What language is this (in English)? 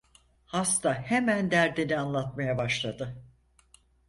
Turkish